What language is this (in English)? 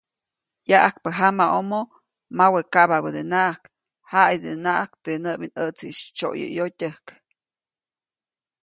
Copainalá Zoque